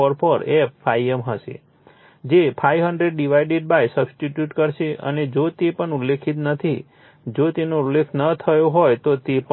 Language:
Gujarati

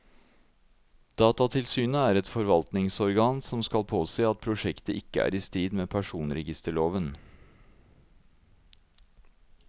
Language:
Norwegian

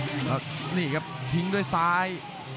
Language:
Thai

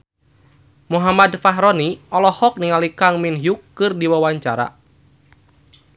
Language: Sundanese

